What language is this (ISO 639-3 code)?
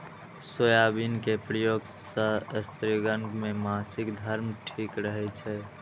mai